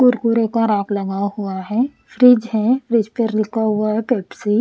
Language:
Hindi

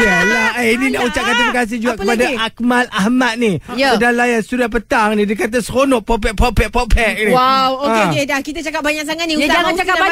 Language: Malay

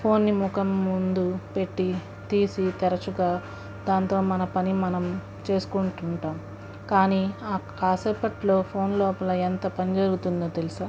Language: Telugu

